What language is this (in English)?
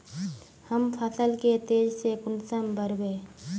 Magahi